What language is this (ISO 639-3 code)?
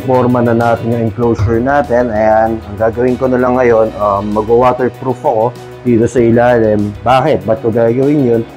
fil